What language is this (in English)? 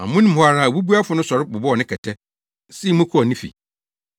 Akan